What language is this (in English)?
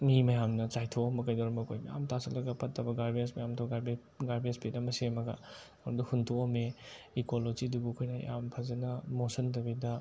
Manipuri